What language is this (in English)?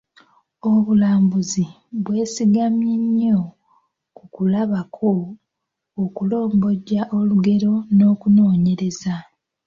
Ganda